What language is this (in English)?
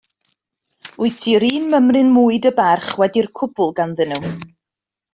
Welsh